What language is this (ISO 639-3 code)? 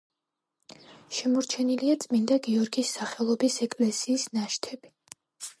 kat